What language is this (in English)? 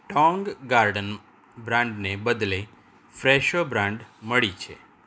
Gujarati